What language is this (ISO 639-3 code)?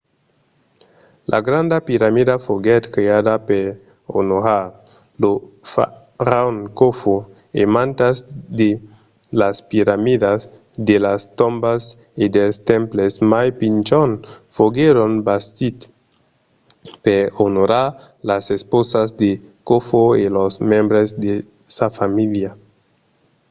oci